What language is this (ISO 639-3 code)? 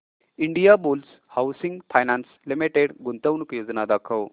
mar